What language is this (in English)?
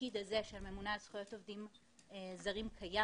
Hebrew